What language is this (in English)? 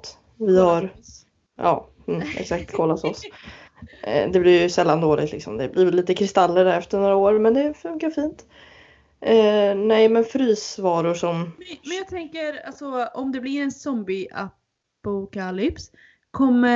Swedish